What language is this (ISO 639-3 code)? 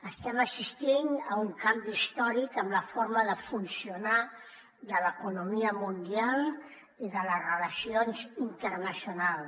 cat